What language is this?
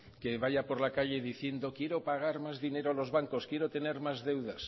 Spanish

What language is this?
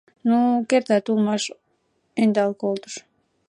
Mari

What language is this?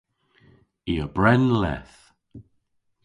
Cornish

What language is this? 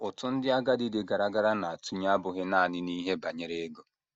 Igbo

